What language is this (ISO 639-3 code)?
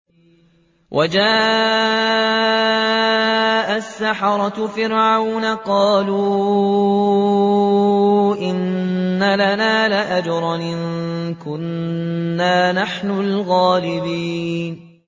ara